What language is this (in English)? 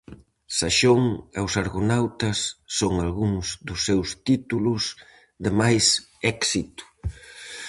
Galician